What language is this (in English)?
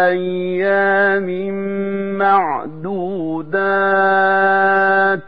Arabic